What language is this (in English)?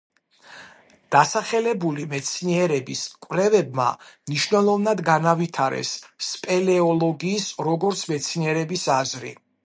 Georgian